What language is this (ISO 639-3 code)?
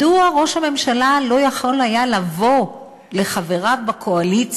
heb